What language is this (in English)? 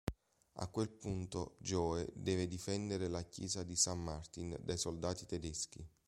Italian